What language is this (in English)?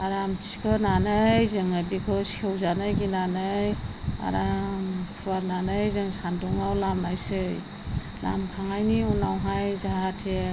Bodo